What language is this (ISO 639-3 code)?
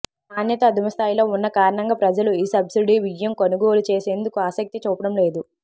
tel